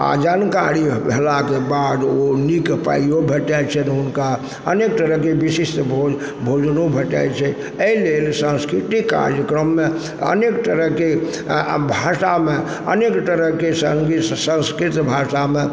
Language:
Maithili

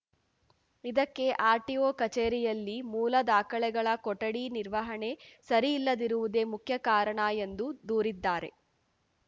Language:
Kannada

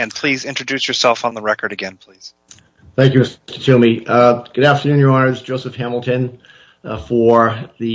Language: English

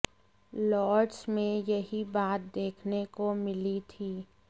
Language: Hindi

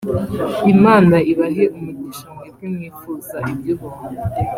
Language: Kinyarwanda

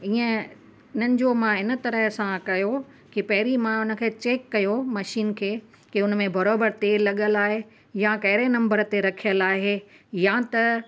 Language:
Sindhi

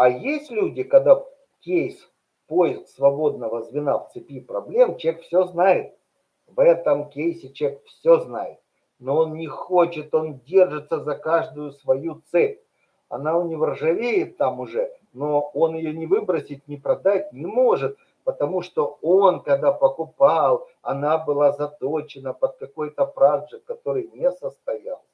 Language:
Russian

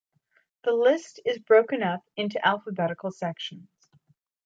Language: English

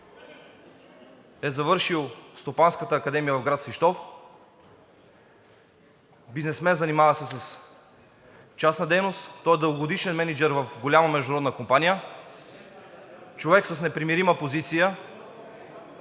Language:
Bulgarian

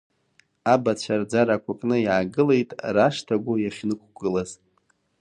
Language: Abkhazian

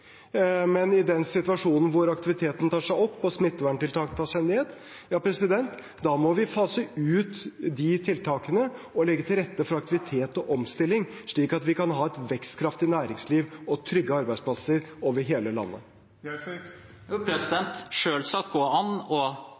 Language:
Norwegian Bokmål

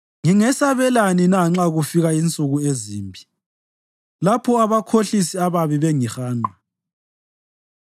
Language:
North Ndebele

